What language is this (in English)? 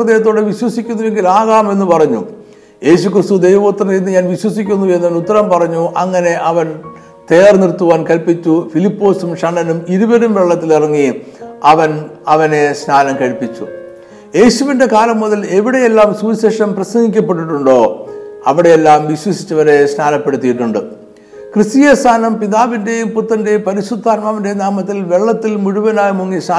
Malayalam